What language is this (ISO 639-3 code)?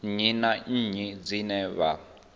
ven